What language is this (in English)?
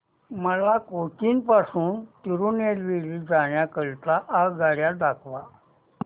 Marathi